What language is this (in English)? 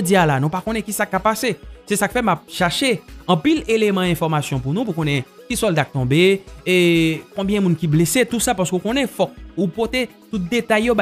French